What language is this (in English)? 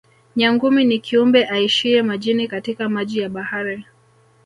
Swahili